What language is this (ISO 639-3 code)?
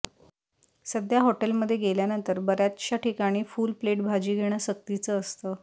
mar